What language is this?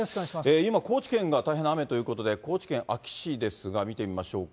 Japanese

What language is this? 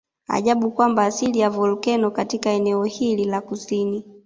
Swahili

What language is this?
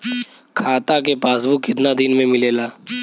Bhojpuri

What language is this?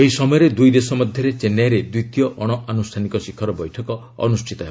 Odia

